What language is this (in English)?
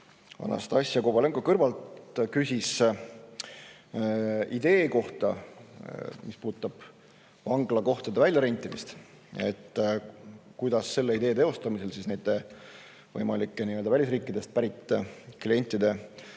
Estonian